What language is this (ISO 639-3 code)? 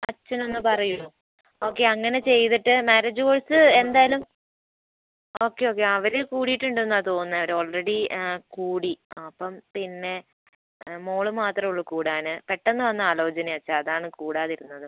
mal